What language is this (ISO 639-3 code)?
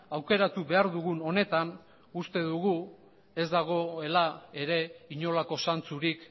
eus